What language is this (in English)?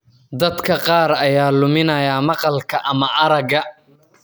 Somali